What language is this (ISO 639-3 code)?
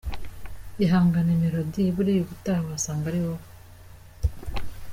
kin